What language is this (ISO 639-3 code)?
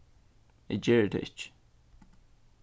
fao